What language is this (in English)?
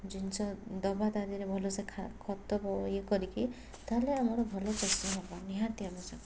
Odia